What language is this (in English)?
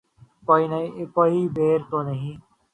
Urdu